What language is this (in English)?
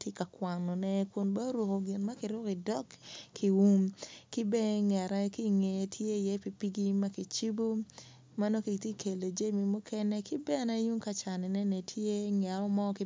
Acoli